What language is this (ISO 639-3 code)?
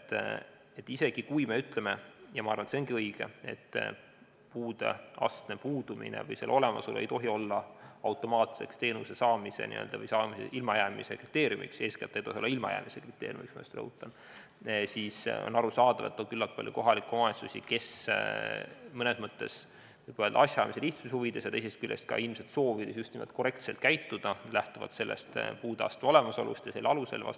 est